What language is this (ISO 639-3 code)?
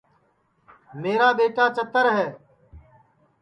ssi